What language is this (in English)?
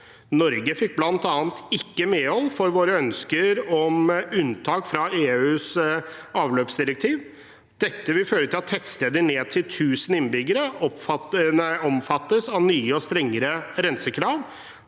Norwegian